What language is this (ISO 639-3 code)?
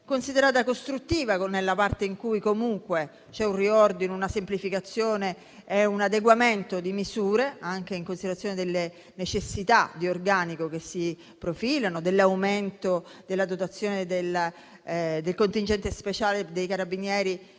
ita